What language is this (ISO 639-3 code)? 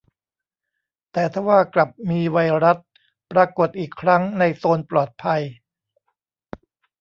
tha